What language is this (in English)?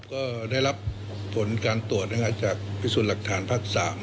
Thai